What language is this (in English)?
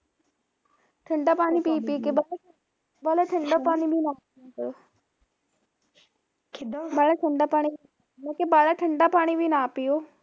Punjabi